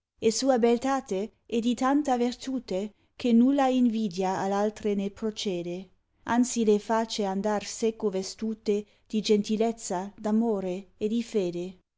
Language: Italian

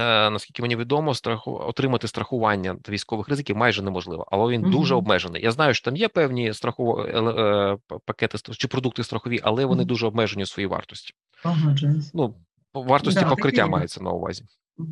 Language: Ukrainian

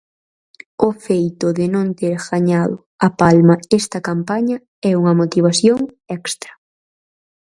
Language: Galician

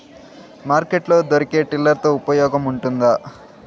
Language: Telugu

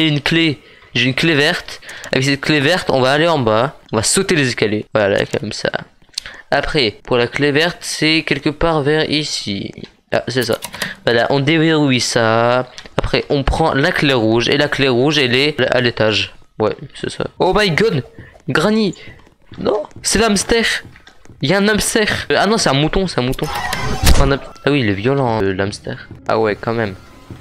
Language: French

